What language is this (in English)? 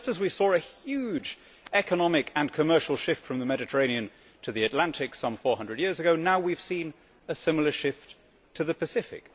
English